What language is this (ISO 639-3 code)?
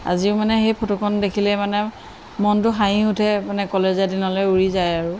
asm